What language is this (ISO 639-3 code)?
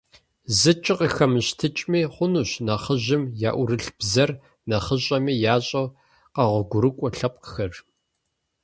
kbd